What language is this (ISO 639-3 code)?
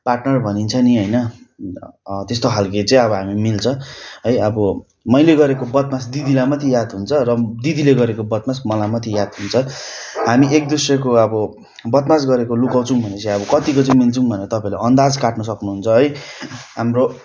nep